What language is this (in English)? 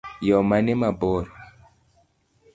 Luo (Kenya and Tanzania)